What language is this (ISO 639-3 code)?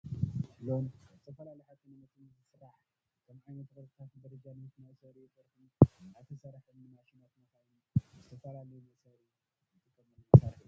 tir